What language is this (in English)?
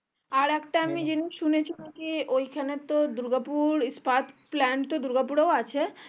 Bangla